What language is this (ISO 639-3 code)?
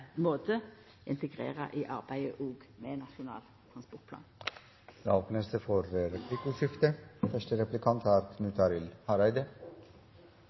nor